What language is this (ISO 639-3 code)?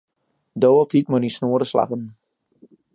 fry